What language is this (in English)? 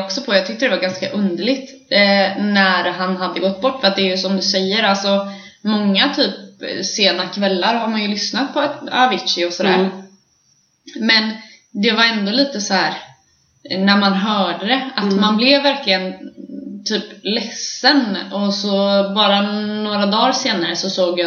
Swedish